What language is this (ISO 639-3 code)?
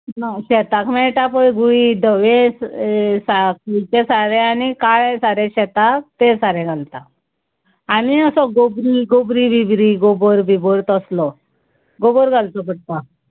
kok